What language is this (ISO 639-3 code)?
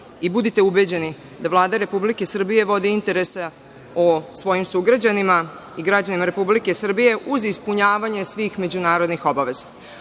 srp